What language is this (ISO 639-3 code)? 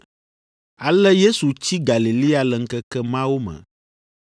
ewe